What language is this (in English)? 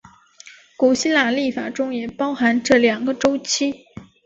Chinese